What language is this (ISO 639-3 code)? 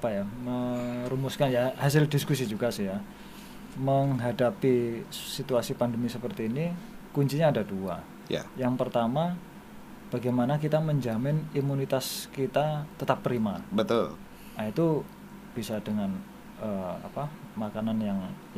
ind